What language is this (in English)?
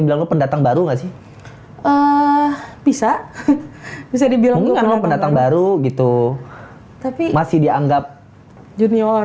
Indonesian